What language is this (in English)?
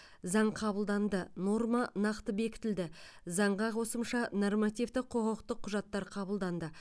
Kazakh